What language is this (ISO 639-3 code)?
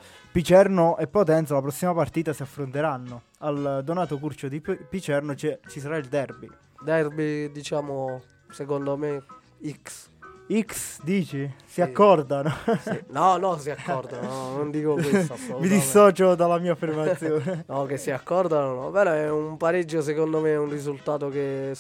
ita